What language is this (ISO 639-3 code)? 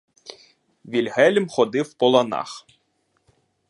ukr